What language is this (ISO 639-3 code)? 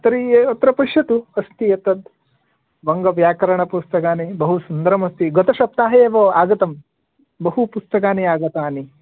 san